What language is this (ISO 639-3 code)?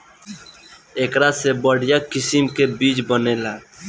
bho